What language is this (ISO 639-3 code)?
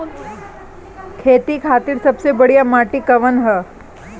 bho